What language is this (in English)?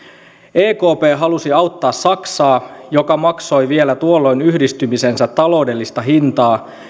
Finnish